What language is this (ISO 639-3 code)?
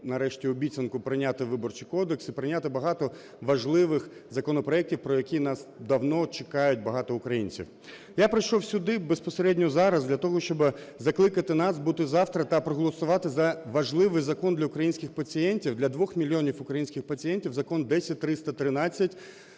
ukr